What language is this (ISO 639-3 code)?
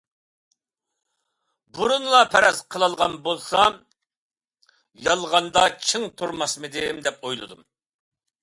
uig